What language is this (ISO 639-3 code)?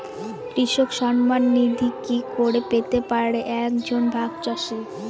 ben